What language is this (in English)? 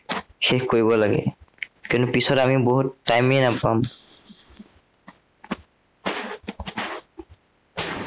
Assamese